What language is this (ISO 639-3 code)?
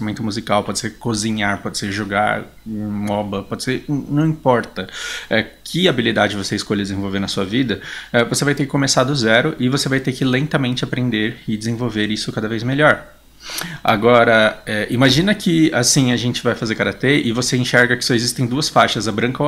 por